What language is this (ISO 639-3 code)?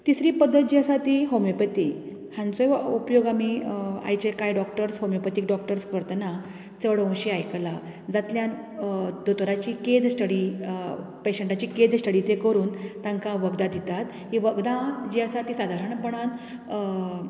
kok